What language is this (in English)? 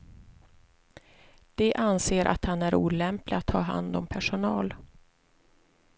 Swedish